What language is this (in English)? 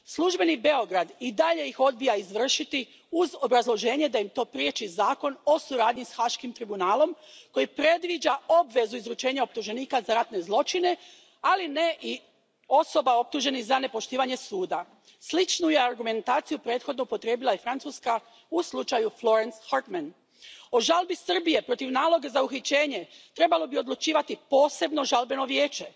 Croatian